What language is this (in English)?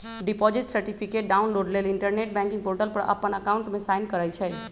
Magahi